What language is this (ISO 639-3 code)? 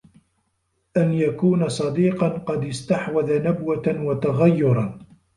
ara